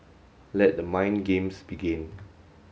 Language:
English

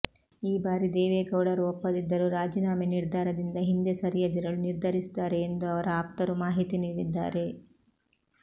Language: Kannada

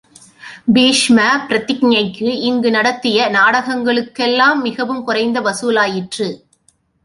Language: Tamil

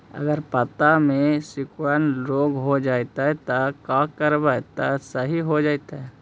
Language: Magahi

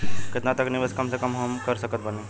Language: Bhojpuri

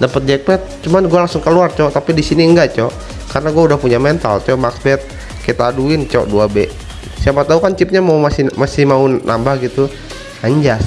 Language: Indonesian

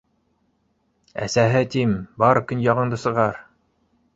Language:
Bashkir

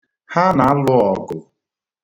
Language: Igbo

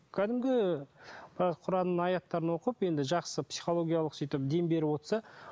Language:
Kazakh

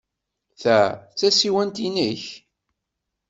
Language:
Kabyle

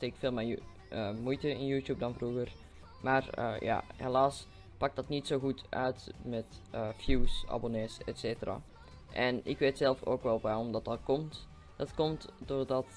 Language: Dutch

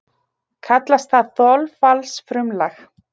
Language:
Icelandic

